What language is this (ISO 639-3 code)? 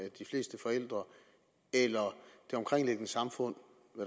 dan